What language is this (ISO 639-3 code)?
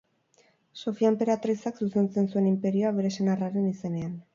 eus